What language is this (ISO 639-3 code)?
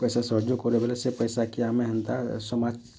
ori